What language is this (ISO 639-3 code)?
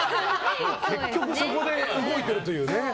jpn